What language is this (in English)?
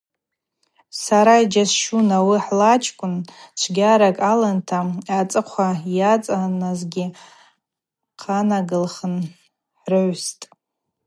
Abaza